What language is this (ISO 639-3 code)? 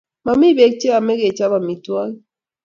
kln